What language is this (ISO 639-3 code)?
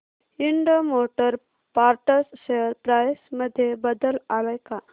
mar